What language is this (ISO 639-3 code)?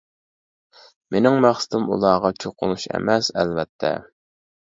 uig